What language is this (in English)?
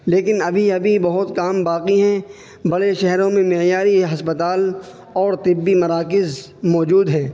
Urdu